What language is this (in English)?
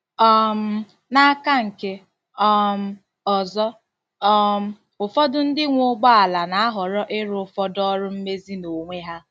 Igbo